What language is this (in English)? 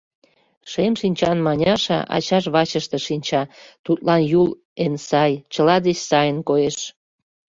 Mari